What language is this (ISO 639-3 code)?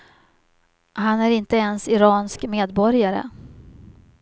swe